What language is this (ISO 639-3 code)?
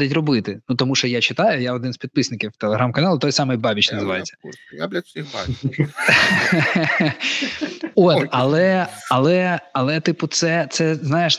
ukr